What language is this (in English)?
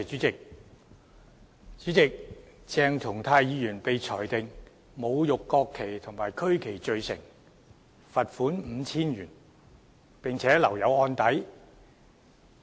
Cantonese